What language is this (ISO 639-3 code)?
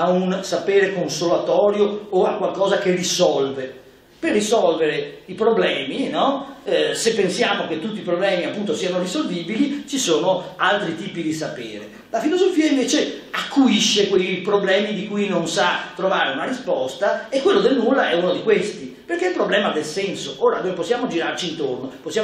ita